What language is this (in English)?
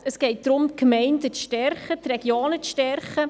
Swiss German